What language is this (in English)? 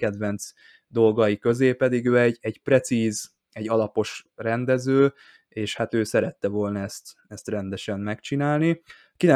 Hungarian